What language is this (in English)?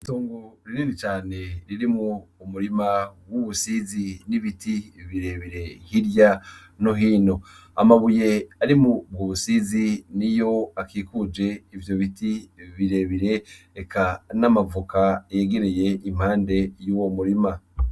Rundi